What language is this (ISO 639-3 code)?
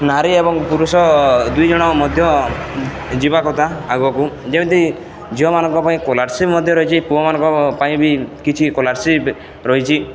ori